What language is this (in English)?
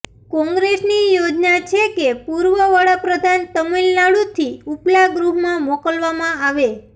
Gujarati